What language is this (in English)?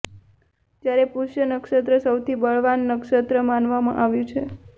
Gujarati